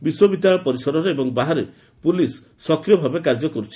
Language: Odia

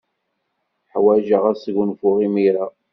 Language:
Kabyle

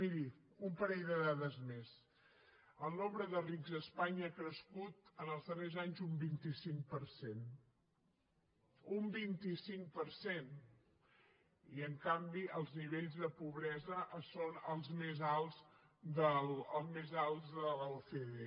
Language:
Catalan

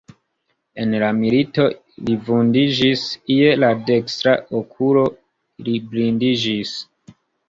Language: Esperanto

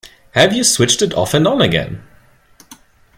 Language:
English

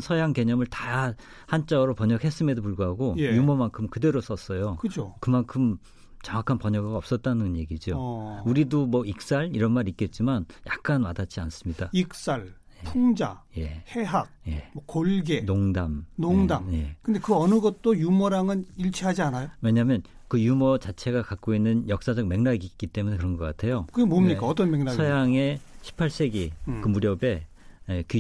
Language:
Korean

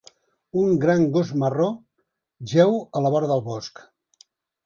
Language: Catalan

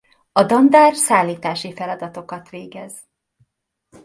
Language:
Hungarian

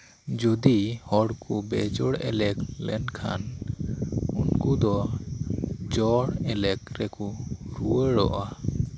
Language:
Santali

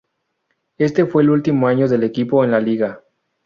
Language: Spanish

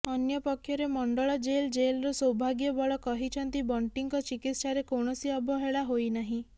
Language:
Odia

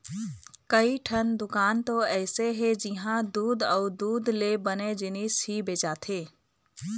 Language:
Chhattisgarhi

